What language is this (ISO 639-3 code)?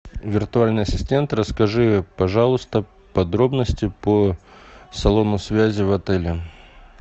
rus